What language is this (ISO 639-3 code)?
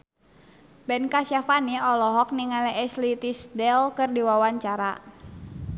sun